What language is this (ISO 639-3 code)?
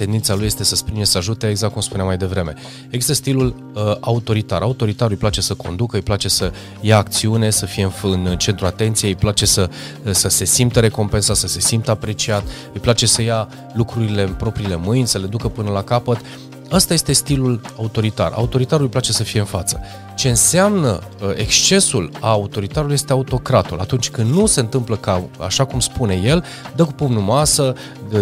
ron